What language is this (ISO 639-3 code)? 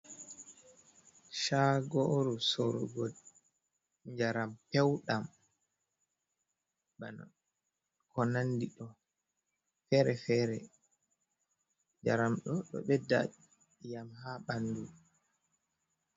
ful